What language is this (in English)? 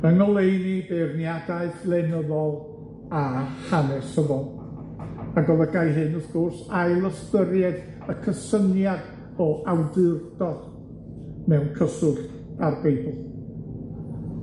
Welsh